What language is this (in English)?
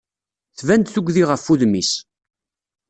Kabyle